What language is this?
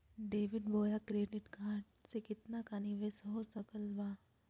Magahi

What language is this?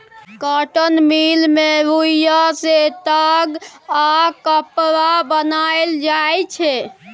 Maithili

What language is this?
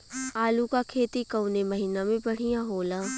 Bhojpuri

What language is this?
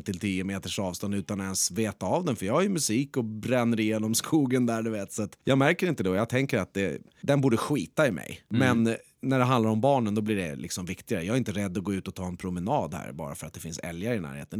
Swedish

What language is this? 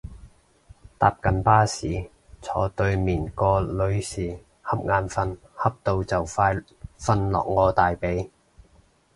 Cantonese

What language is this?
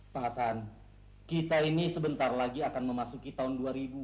Indonesian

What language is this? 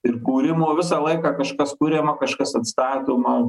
Lithuanian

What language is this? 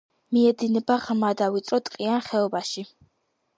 Georgian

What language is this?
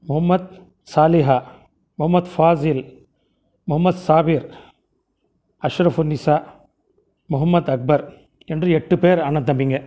Tamil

